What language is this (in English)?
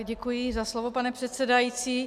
Czech